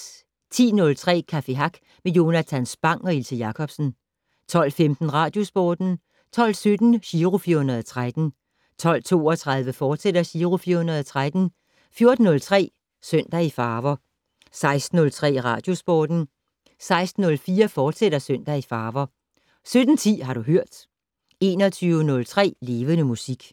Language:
Danish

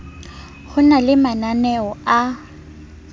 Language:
Southern Sotho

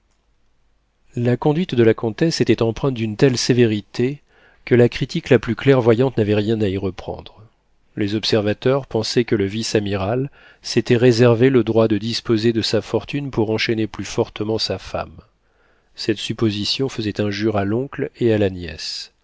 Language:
French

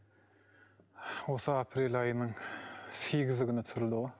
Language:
Kazakh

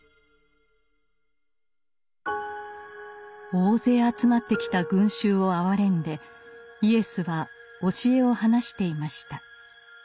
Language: Japanese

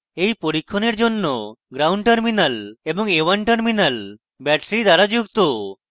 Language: Bangla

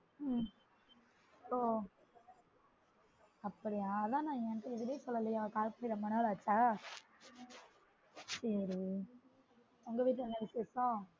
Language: Tamil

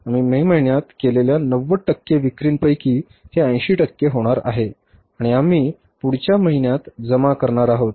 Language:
Marathi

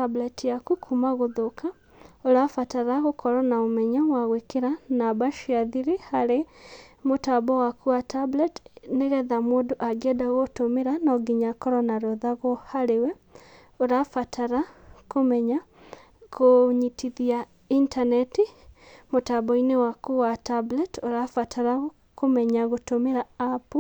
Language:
Kikuyu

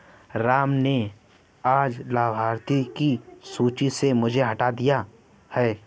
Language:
Hindi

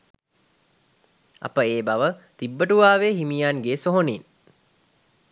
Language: Sinhala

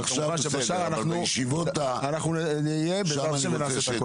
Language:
Hebrew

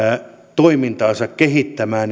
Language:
Finnish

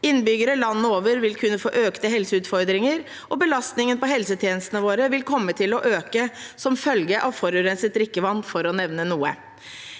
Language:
Norwegian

